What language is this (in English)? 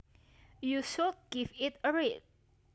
Javanese